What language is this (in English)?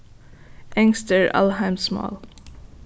Faroese